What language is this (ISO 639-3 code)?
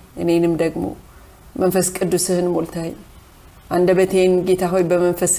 amh